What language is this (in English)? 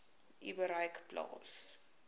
Afrikaans